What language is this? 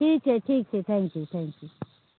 Maithili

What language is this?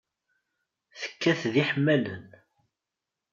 Kabyle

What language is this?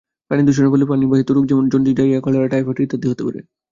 Bangla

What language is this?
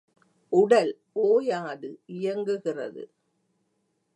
Tamil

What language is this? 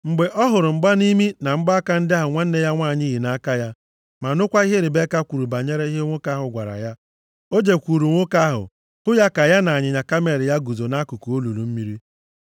Igbo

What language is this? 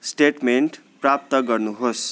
Nepali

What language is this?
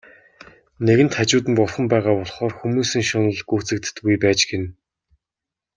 Mongolian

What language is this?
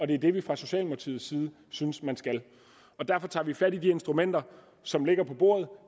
Danish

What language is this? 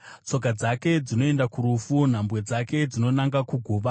Shona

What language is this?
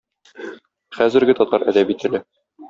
Tatar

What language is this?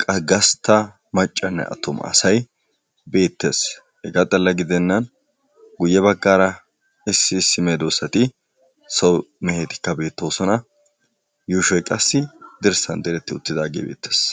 Wolaytta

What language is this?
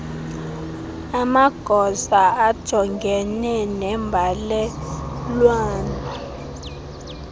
Xhosa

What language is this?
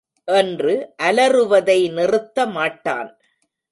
Tamil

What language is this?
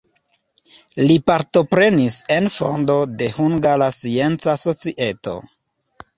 Esperanto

